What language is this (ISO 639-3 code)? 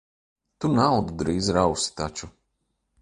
lav